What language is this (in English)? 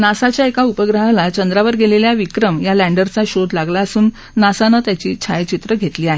Marathi